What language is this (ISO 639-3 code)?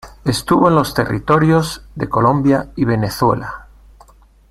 spa